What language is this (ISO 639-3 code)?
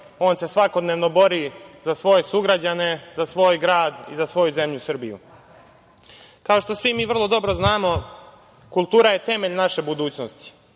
srp